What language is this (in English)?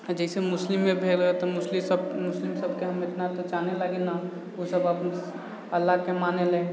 Maithili